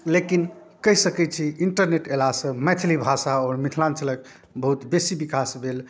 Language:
Maithili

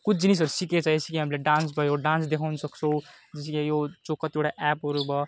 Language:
Nepali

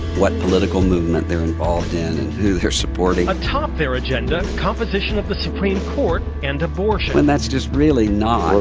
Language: English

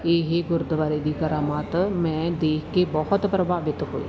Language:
Punjabi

